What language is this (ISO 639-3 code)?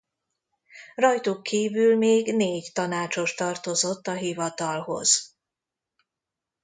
hun